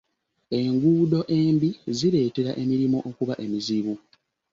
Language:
Ganda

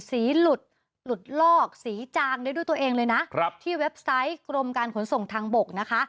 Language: Thai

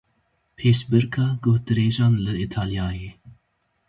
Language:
Kurdish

